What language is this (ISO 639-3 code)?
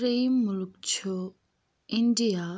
kas